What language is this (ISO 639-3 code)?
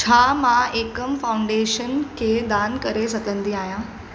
snd